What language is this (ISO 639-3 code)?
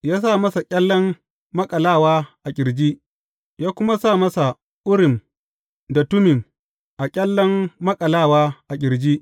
hau